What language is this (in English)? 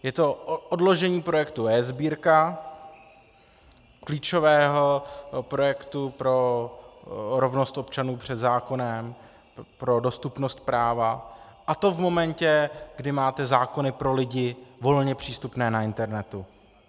Czech